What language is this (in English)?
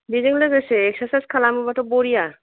Bodo